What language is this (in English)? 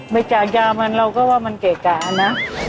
Thai